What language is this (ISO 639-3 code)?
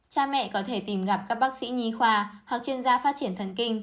vie